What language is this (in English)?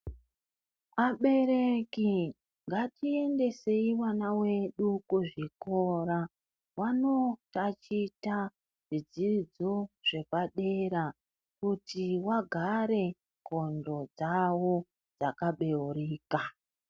Ndau